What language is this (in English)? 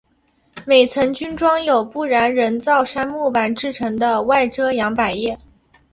Chinese